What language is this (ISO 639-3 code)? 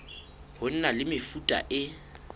sot